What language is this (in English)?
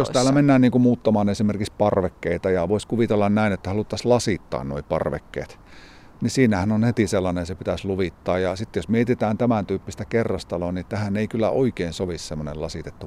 Finnish